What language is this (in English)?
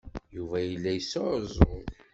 Kabyle